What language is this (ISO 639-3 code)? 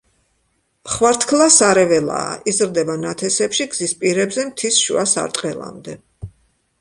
kat